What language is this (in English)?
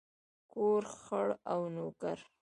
Pashto